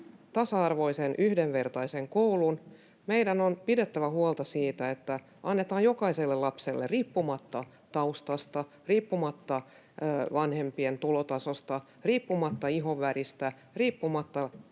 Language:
Finnish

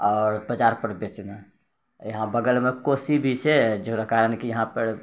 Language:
Maithili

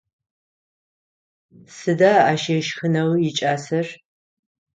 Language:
Adyghe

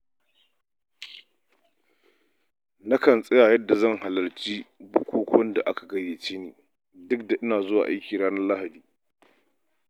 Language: Hausa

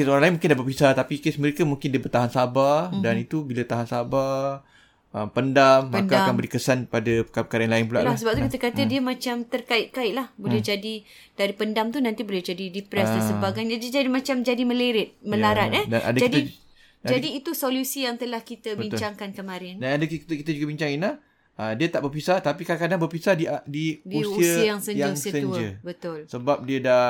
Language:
Malay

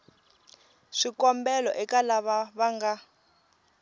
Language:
Tsonga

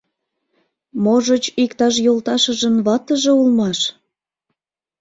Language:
Mari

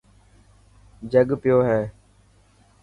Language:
Dhatki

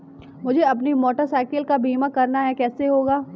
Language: Hindi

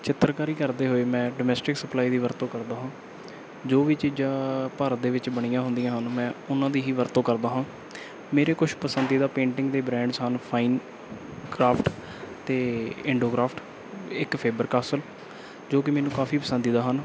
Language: Punjabi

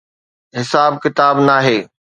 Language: Sindhi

